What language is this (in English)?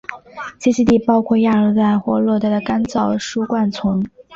Chinese